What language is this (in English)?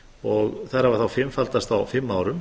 Icelandic